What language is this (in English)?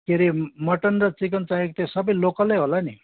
Nepali